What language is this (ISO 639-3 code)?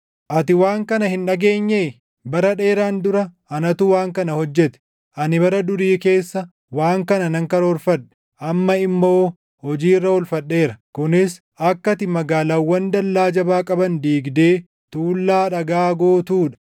orm